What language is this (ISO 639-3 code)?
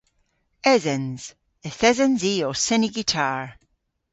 cor